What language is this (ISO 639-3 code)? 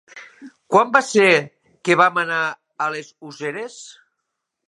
cat